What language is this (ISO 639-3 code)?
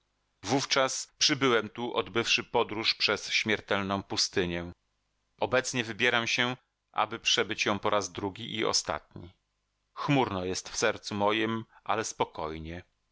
pol